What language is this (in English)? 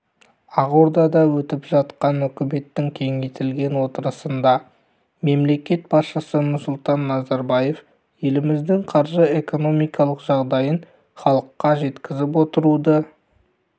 Kazakh